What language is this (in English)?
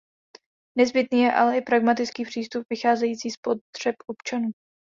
Czech